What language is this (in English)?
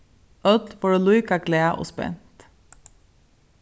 Faroese